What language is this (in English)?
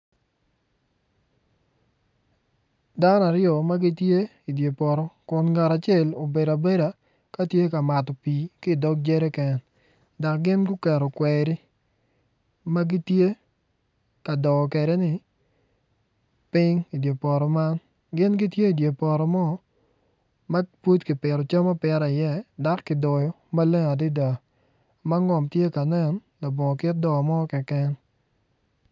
Acoli